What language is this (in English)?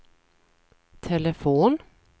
Swedish